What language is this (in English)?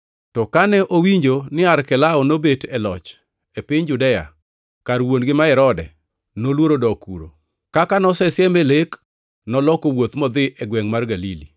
Luo (Kenya and Tanzania)